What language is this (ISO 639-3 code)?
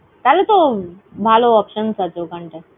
ben